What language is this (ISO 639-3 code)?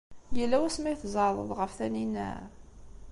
kab